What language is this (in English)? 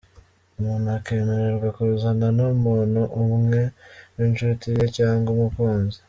Kinyarwanda